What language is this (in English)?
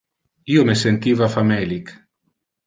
Interlingua